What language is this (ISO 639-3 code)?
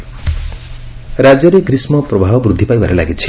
ori